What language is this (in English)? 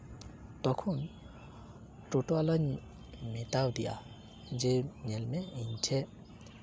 Santali